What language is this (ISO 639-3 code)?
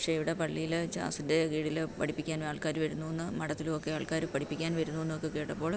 mal